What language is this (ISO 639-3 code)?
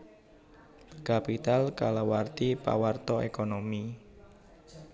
jav